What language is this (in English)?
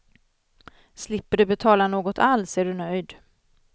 Swedish